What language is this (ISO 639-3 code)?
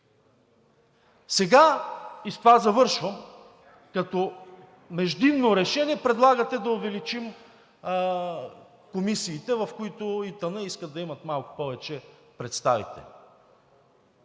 bul